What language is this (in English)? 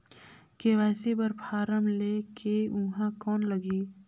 Chhattisgarhi